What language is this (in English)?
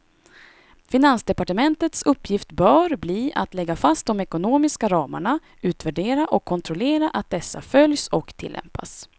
Swedish